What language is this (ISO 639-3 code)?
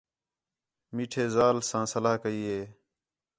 xhe